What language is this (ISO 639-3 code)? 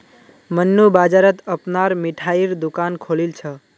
mag